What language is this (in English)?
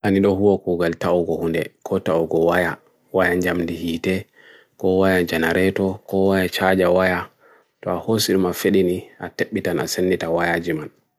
Bagirmi Fulfulde